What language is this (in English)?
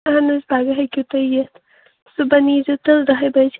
Kashmiri